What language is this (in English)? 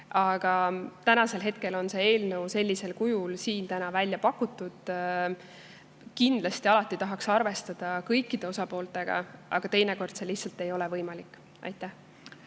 Estonian